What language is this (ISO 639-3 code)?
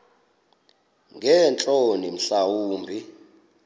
xho